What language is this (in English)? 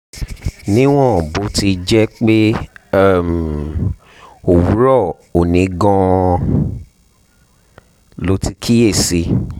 Yoruba